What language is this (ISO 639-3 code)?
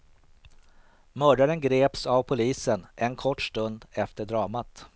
swe